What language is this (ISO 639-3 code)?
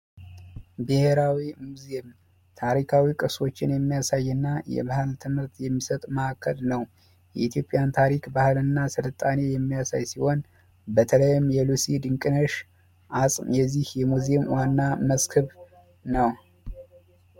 amh